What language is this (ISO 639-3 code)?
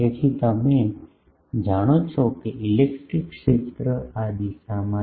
guj